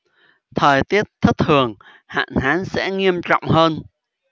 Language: Vietnamese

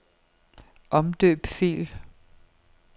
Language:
Danish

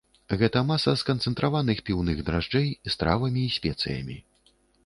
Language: Belarusian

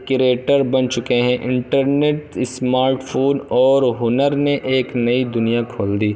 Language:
Urdu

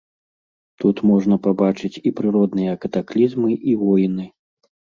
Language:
Belarusian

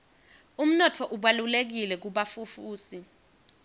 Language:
Swati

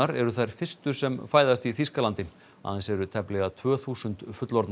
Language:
Icelandic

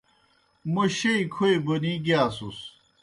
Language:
Kohistani Shina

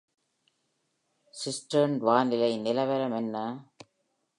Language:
Tamil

